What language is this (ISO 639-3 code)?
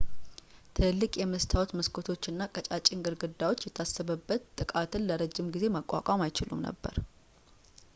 amh